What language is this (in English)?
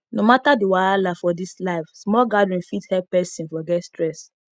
Nigerian Pidgin